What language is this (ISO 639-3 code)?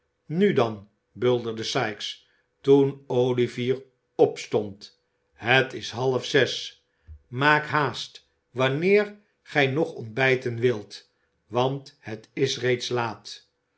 nld